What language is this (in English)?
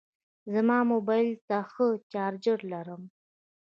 Pashto